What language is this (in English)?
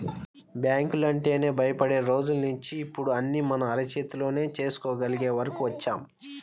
Telugu